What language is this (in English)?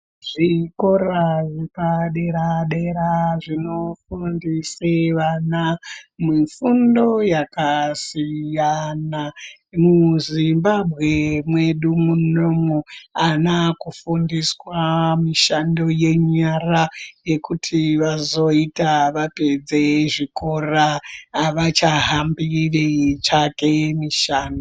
Ndau